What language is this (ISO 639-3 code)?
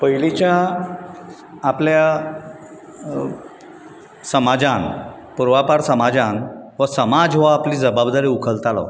kok